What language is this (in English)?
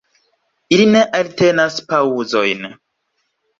Esperanto